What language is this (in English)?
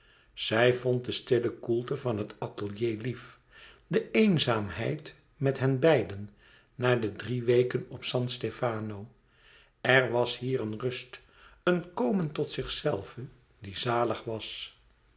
Dutch